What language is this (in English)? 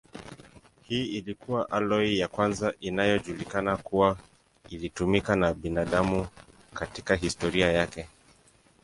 Swahili